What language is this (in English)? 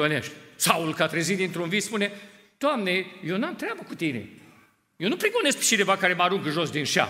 Romanian